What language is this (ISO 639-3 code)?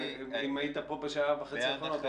heb